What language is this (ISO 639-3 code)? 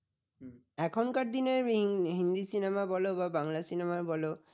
ben